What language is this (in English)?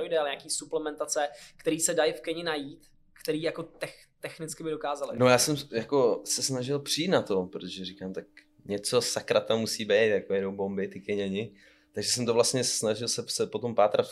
Czech